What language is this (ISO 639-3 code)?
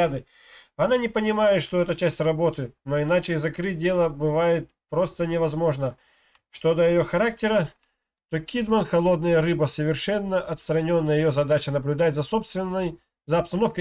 rus